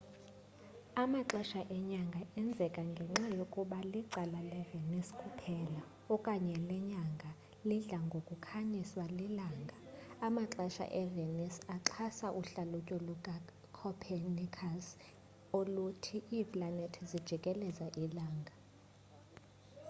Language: Xhosa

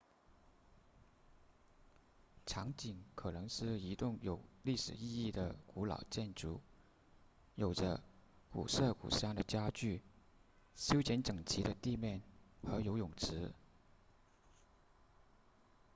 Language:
Chinese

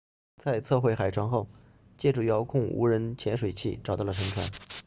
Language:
Chinese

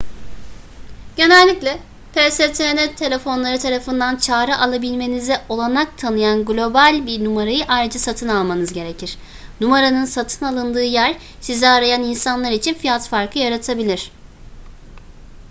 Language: Turkish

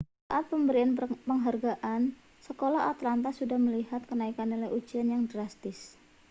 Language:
Indonesian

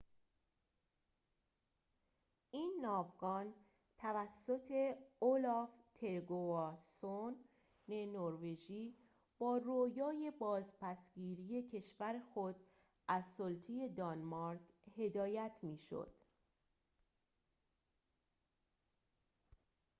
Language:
Persian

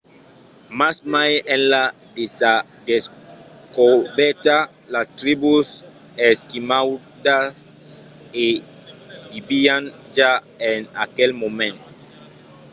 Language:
Occitan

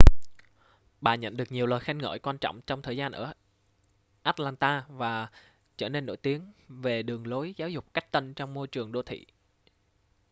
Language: Vietnamese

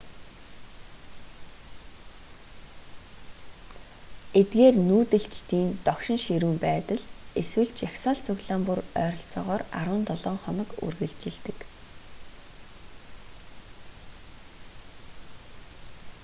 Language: Mongolian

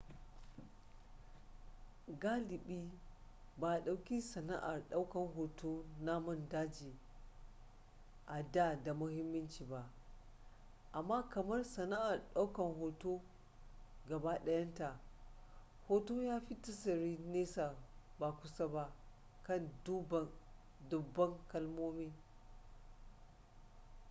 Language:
Hausa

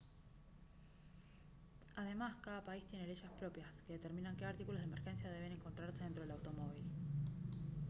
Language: Spanish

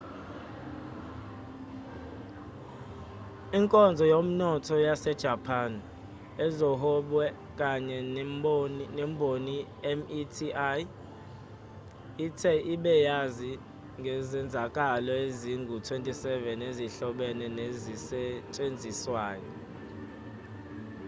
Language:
Zulu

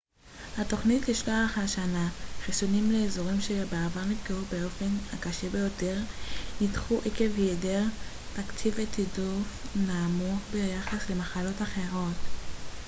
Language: Hebrew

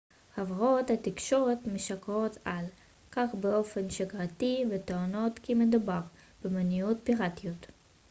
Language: Hebrew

